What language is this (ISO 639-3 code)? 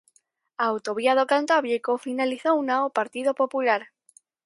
glg